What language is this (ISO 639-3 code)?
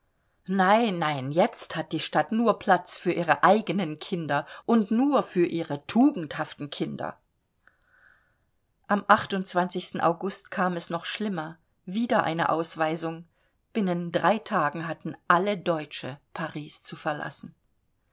deu